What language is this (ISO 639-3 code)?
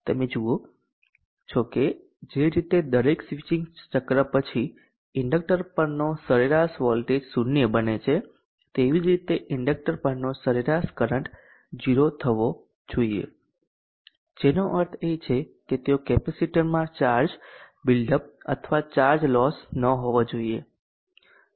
guj